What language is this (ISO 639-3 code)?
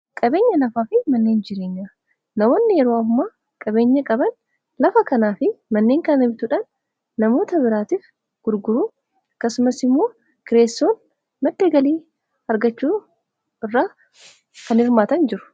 orm